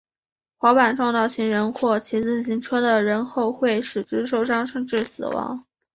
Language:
Chinese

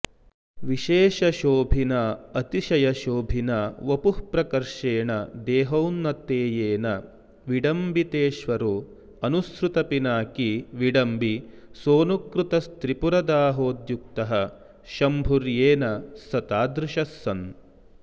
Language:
Sanskrit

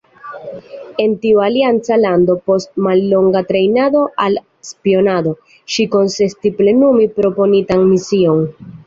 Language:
Esperanto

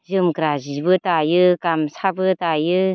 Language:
Bodo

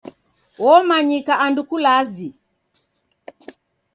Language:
Taita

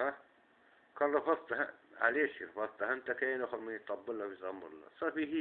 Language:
Arabic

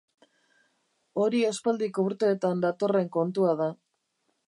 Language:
Basque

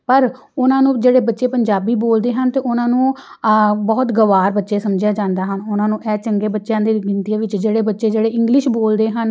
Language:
Punjabi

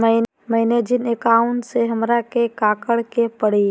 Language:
Magahi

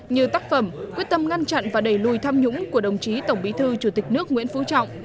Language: Vietnamese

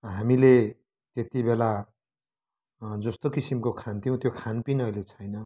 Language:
Nepali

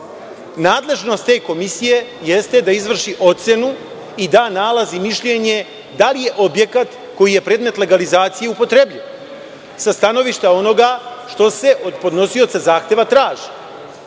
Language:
Serbian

